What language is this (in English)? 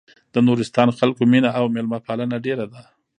Pashto